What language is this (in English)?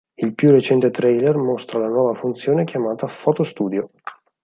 Italian